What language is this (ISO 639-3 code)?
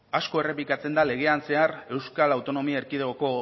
eus